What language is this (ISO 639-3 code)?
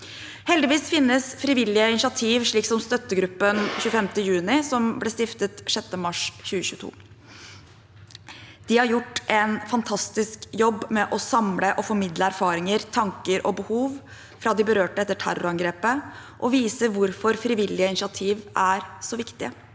nor